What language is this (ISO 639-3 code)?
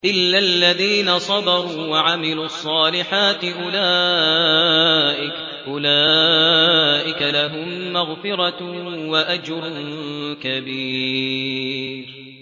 ara